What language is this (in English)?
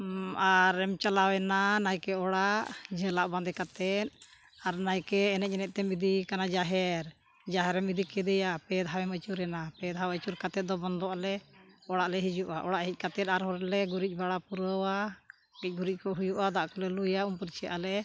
Santali